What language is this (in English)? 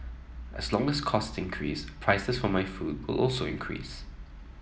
English